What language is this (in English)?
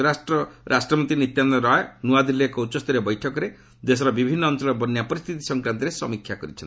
Odia